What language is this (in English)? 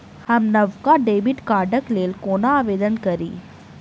Maithili